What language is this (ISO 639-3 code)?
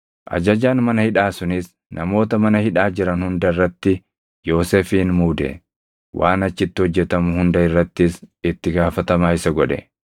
orm